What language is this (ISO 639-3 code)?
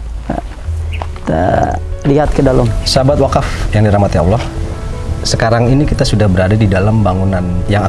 ind